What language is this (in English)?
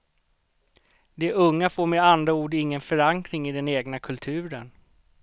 Swedish